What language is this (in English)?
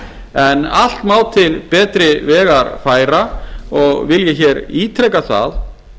Icelandic